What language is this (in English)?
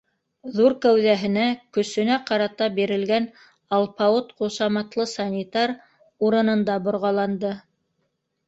Bashkir